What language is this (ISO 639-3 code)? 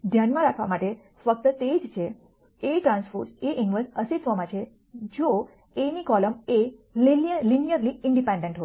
guj